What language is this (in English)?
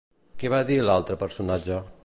Catalan